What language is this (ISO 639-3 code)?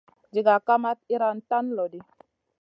mcn